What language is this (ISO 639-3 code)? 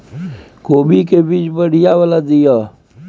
mai